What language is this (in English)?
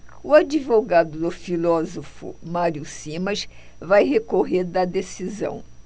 Portuguese